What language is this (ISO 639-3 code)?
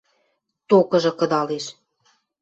mrj